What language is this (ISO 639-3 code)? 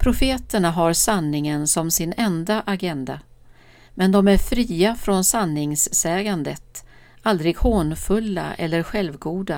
swe